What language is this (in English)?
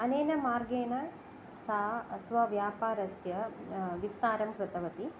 Sanskrit